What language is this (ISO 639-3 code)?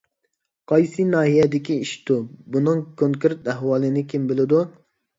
uig